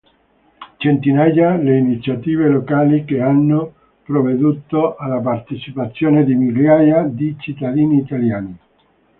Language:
Italian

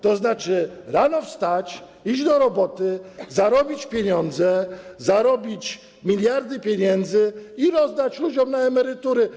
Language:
Polish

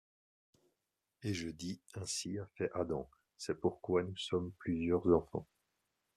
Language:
French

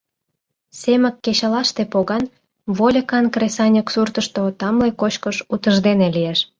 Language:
Mari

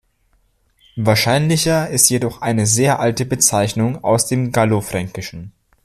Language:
German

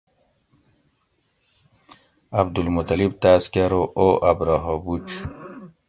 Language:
Gawri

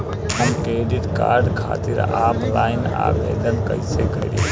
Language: Bhojpuri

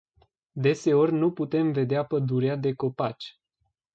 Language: Romanian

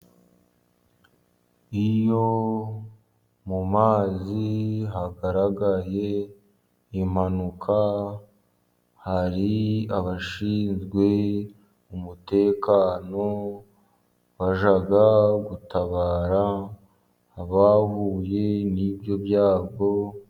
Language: Kinyarwanda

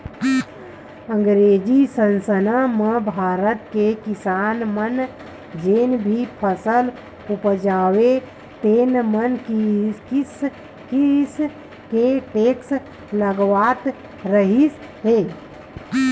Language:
Chhattisgarhi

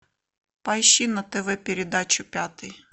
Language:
Russian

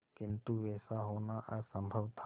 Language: Hindi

